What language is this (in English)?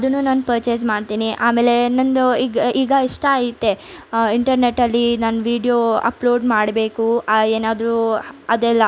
Kannada